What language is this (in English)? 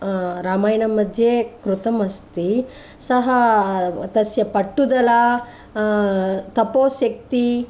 Sanskrit